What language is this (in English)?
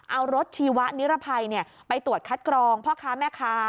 Thai